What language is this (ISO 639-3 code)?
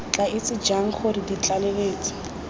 tsn